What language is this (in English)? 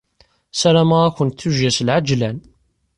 Kabyle